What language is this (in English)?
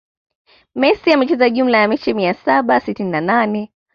Swahili